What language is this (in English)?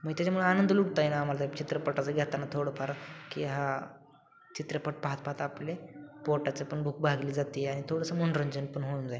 Marathi